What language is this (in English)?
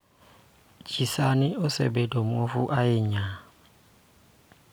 Luo (Kenya and Tanzania)